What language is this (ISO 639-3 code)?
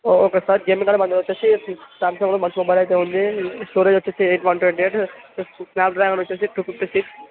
tel